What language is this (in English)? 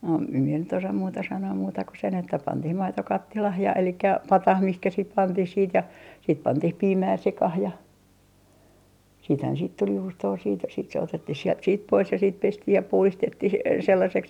Finnish